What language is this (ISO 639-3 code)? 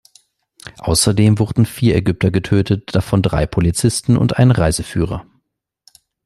deu